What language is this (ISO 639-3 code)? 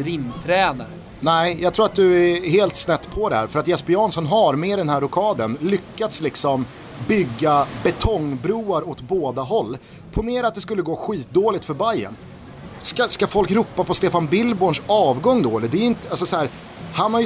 swe